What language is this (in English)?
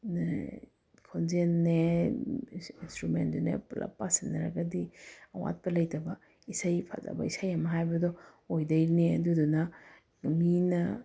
Manipuri